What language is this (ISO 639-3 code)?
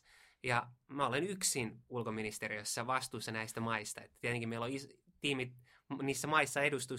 fin